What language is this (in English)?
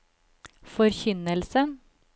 Norwegian